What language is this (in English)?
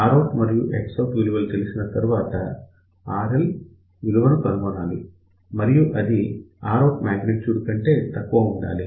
Telugu